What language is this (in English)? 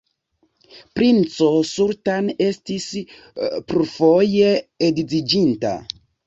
Esperanto